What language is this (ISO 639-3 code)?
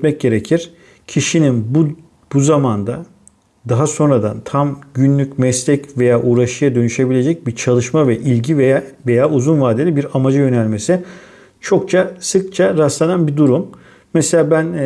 tur